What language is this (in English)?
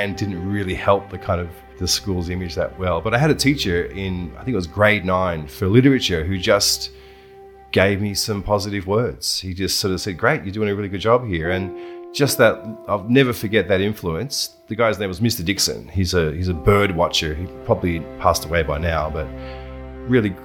English